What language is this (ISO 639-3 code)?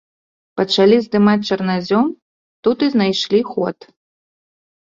bel